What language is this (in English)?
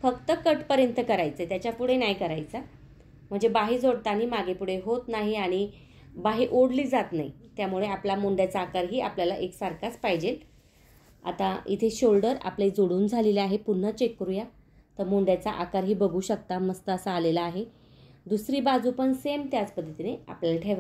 Hindi